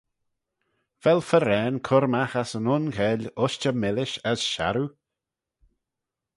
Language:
Manx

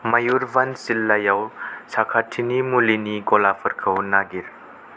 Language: Bodo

